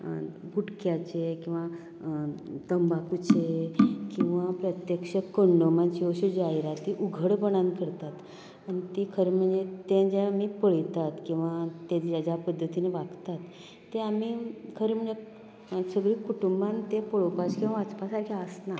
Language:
Konkani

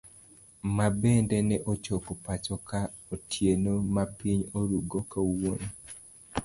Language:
Luo (Kenya and Tanzania)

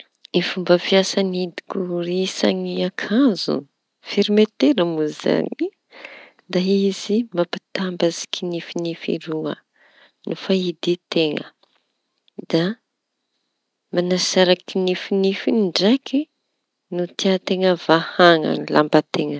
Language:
Tanosy Malagasy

